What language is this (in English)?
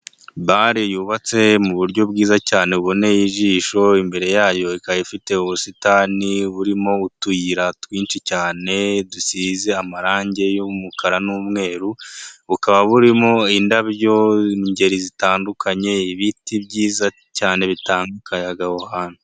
Kinyarwanda